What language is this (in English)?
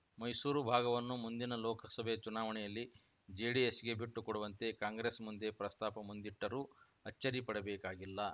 Kannada